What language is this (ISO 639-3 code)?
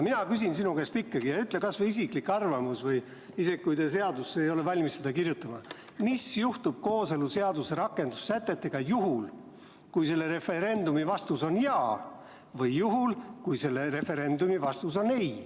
est